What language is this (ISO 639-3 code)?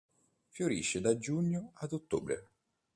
ita